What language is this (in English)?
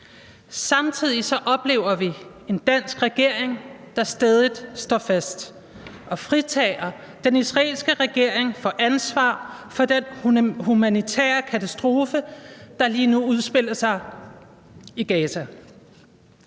Danish